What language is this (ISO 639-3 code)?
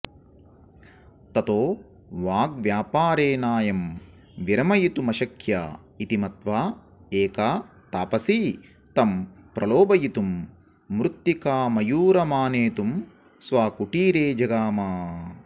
san